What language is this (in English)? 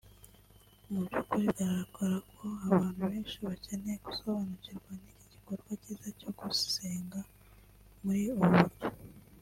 Kinyarwanda